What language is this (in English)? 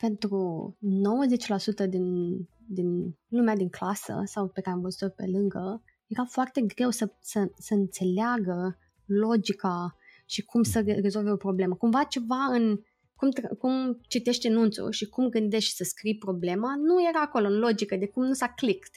Romanian